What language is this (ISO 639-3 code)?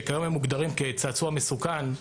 heb